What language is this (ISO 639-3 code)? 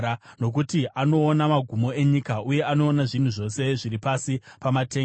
sna